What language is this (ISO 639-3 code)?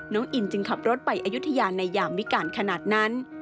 tha